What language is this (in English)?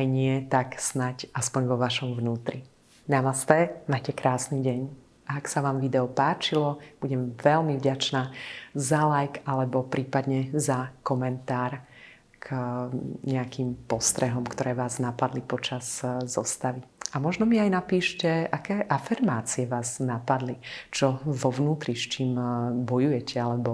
Slovak